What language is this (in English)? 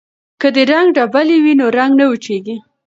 Pashto